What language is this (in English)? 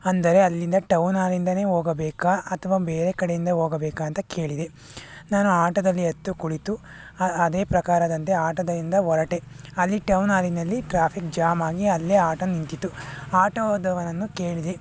Kannada